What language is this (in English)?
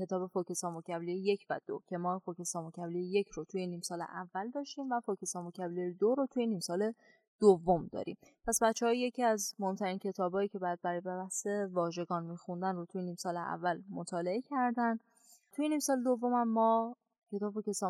Persian